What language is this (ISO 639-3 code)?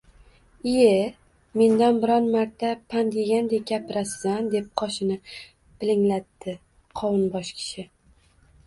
uzb